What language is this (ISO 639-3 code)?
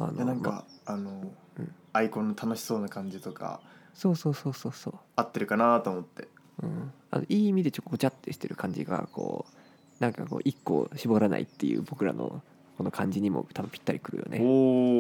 jpn